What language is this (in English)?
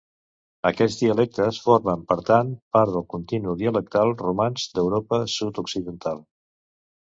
Catalan